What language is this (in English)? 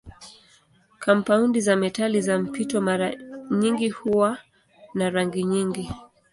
Swahili